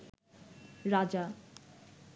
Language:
Bangla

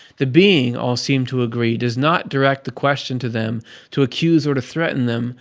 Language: English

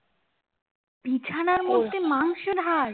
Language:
Bangla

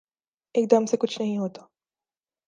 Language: Urdu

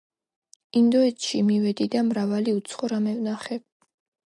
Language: Georgian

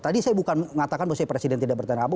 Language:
Indonesian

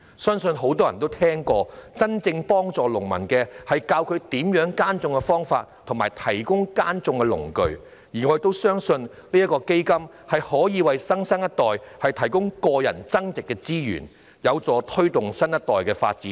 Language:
Cantonese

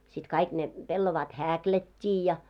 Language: Finnish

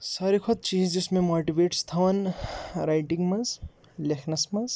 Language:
Kashmiri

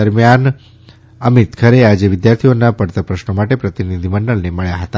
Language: Gujarati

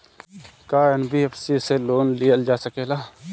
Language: Bhojpuri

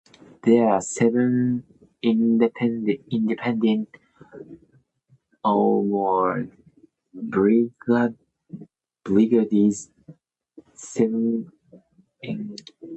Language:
English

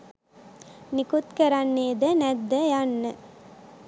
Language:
Sinhala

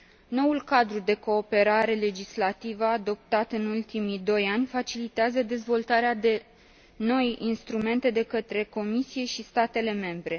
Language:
Romanian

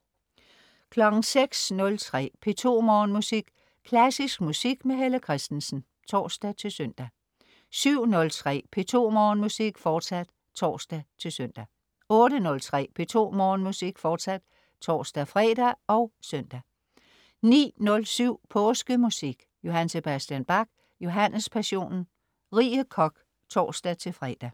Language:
Danish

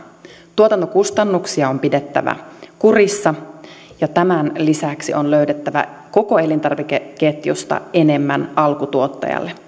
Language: Finnish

